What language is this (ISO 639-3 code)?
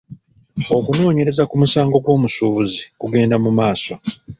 lug